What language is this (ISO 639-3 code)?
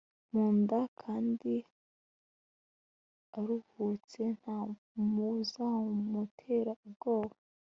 kin